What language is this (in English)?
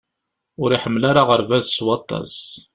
Kabyle